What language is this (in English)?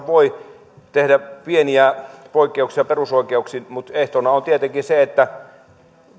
Finnish